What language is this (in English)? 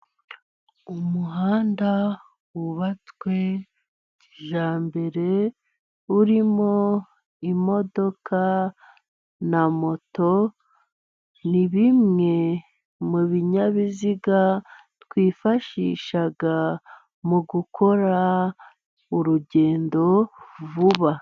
Kinyarwanda